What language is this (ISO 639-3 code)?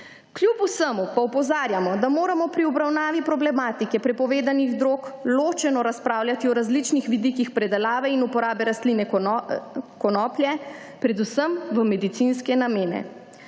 slv